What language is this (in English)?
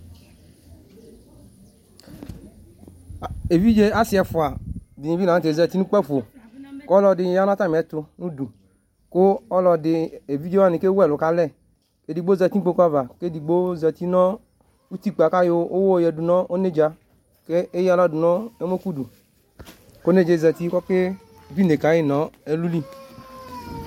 Ikposo